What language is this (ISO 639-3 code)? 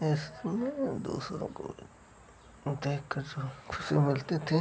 hin